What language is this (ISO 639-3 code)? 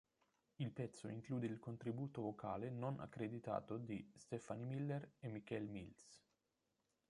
ita